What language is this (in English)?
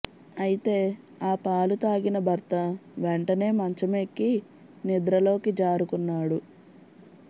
Telugu